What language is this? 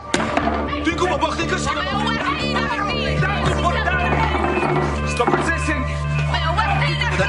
Welsh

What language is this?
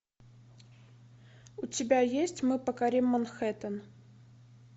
Russian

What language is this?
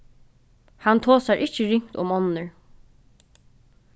Faroese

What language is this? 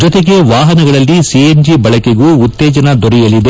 Kannada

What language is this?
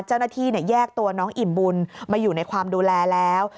Thai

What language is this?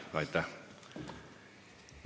Estonian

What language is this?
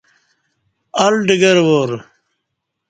Kati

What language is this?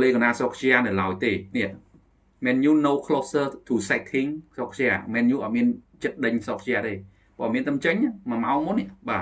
Vietnamese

